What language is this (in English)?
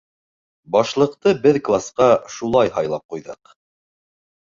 Bashkir